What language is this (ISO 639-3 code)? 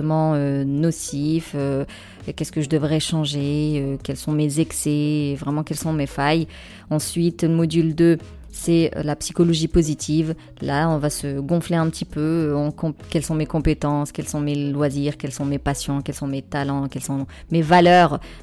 fra